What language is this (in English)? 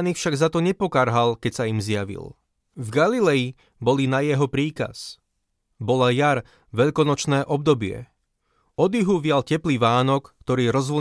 Slovak